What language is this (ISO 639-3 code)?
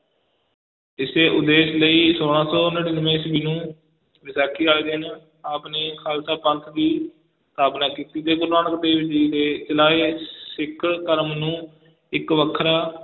pan